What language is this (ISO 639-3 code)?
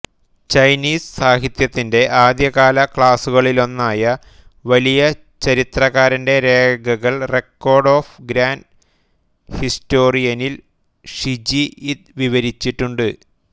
mal